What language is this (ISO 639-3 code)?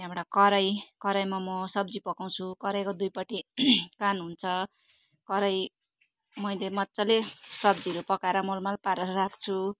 nep